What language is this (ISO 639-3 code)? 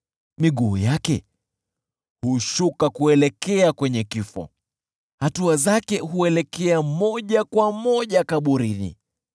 swa